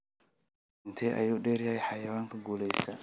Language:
Somali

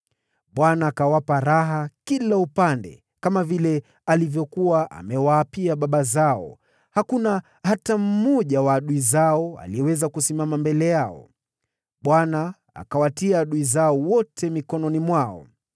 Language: Swahili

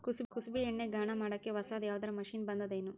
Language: Kannada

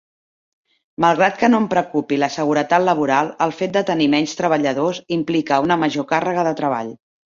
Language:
Catalan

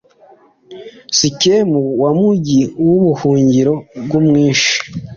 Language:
Kinyarwanda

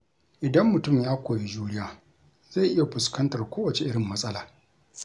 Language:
Hausa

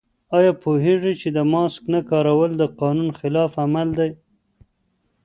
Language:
Pashto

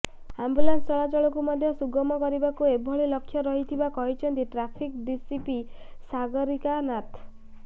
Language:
Odia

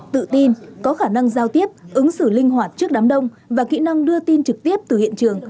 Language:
Vietnamese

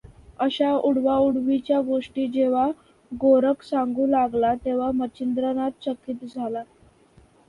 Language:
Marathi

